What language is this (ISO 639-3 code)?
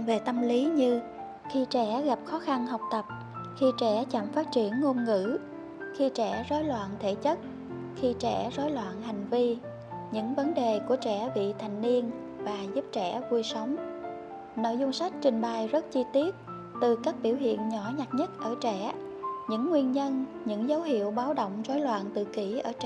vie